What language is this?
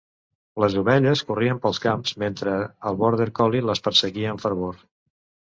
Catalan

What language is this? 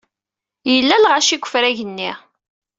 Kabyle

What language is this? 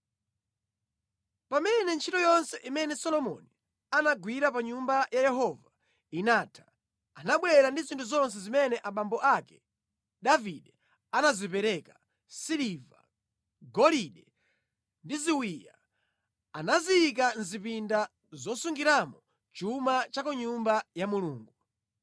Nyanja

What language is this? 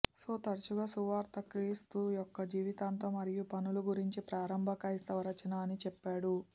Telugu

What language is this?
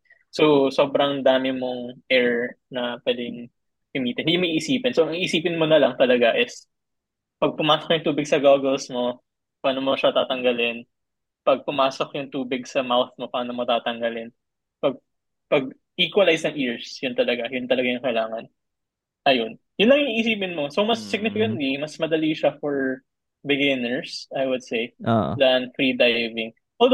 Filipino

